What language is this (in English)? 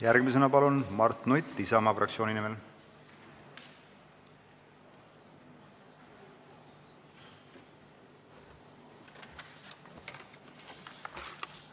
Estonian